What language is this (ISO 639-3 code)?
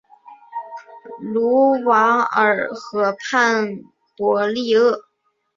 zho